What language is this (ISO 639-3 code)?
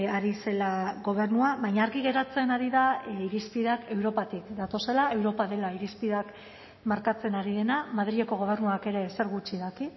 eus